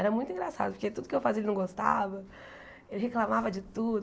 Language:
Portuguese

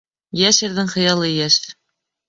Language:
Bashkir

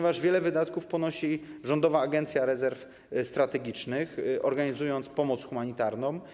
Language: Polish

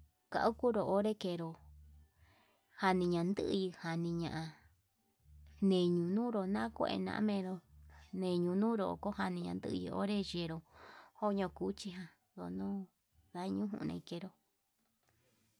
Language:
Yutanduchi Mixtec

